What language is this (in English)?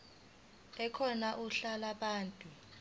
Zulu